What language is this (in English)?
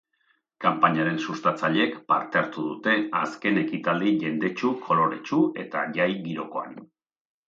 Basque